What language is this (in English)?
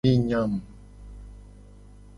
Gen